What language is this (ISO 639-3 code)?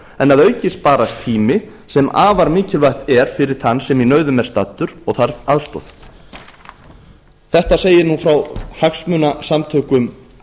isl